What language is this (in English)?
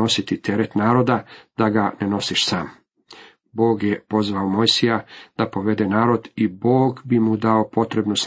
Croatian